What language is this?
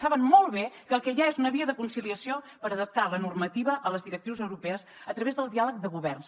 Catalan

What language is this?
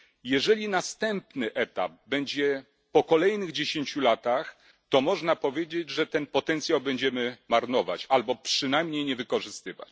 Polish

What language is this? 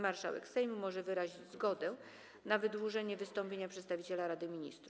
Polish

